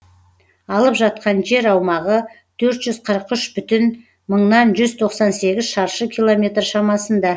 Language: Kazakh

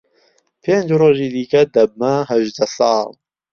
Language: Central Kurdish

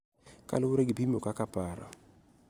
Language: Luo (Kenya and Tanzania)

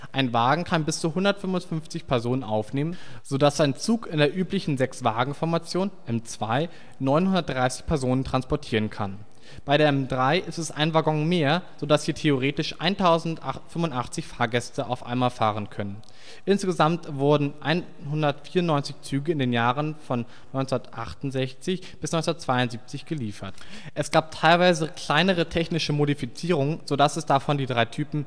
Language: German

